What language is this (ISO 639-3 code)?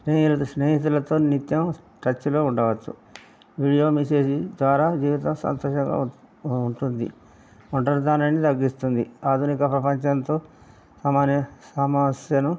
tel